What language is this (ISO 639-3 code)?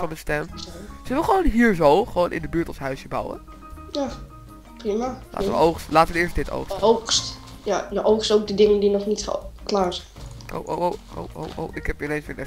nld